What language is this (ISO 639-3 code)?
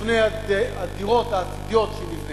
heb